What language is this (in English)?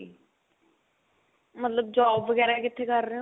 Punjabi